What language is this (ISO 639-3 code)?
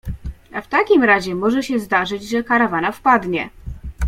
pol